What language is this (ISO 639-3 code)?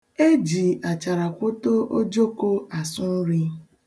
ibo